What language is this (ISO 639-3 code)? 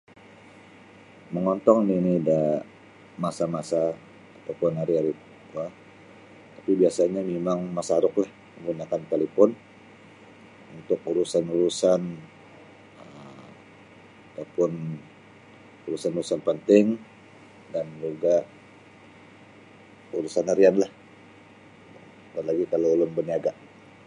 bsy